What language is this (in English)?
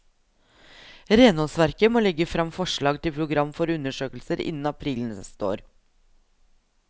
Norwegian